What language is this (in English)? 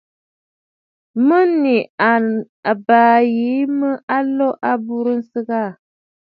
Bafut